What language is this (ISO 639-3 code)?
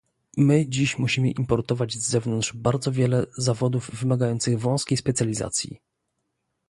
pol